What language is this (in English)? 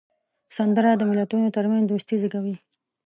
Pashto